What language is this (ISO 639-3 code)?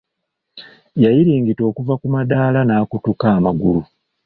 lug